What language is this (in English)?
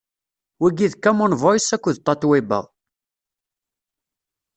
Kabyle